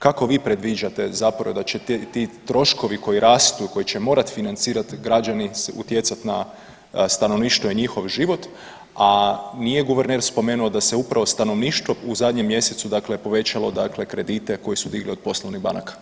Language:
Croatian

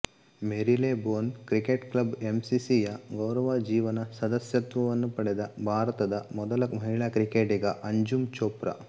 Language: Kannada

